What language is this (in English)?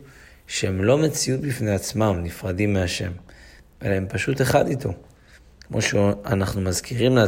Hebrew